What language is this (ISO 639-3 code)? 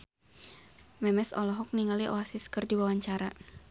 sun